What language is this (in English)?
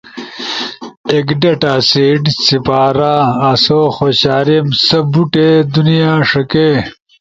Ushojo